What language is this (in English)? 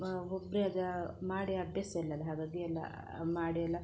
Kannada